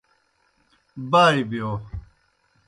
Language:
Kohistani Shina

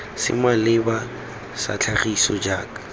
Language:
Tswana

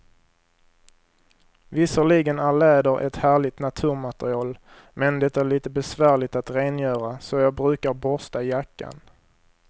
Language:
Swedish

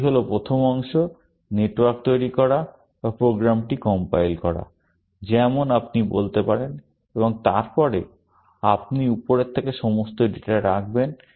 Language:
Bangla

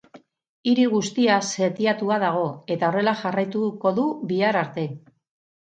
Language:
Basque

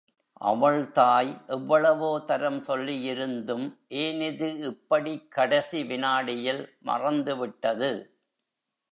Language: Tamil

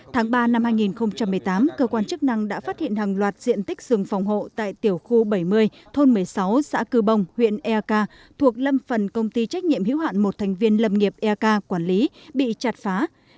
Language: Vietnamese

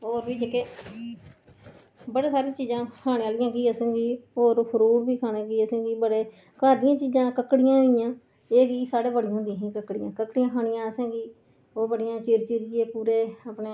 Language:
Dogri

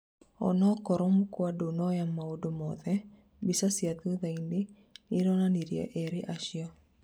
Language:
Kikuyu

